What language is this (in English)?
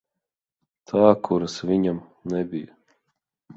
Latvian